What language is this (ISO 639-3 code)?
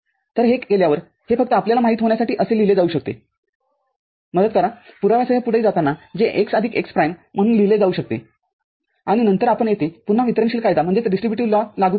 mar